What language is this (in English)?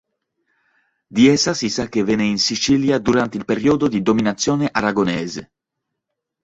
Italian